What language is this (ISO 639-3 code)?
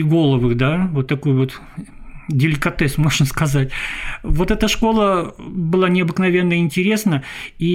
rus